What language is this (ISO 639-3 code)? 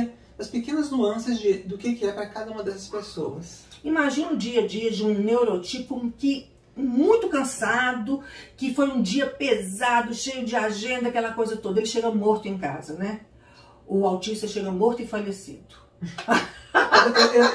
por